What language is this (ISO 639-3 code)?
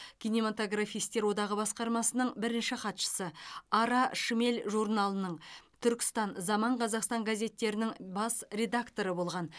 kaz